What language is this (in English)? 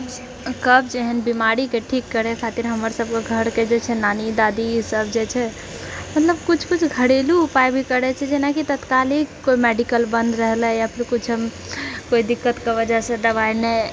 Maithili